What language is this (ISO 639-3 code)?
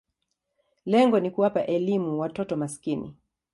swa